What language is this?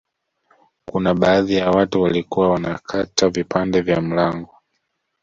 Swahili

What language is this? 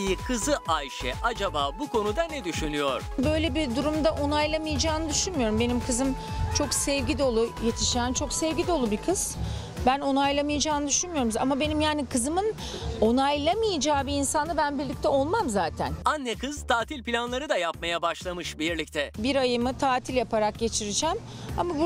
Turkish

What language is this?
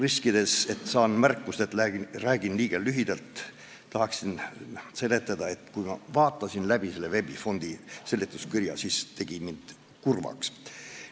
Estonian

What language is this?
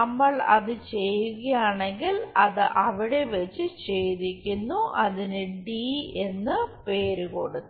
Malayalam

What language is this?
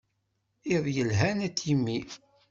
Kabyle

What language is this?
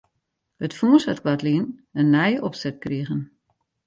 Western Frisian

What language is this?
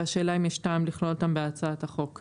Hebrew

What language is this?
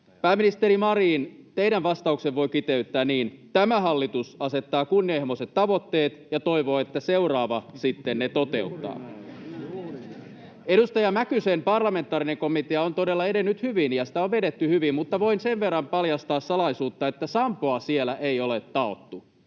Finnish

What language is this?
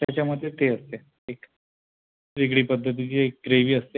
Marathi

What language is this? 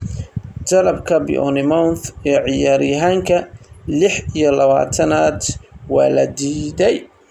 Somali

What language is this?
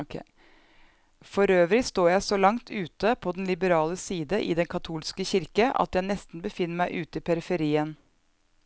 Norwegian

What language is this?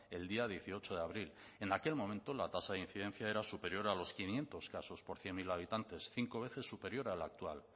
Spanish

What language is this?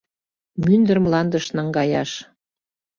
Mari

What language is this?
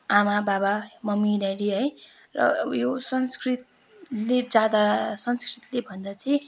Nepali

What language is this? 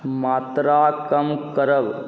Maithili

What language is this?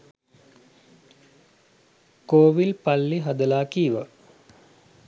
Sinhala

